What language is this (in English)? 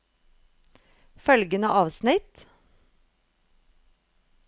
Norwegian